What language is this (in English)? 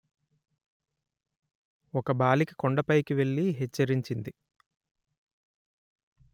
Telugu